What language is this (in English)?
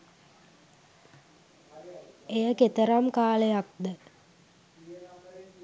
Sinhala